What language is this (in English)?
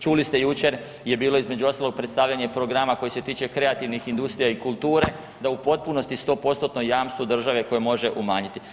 Croatian